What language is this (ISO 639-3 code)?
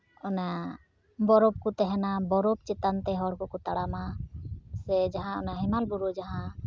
sat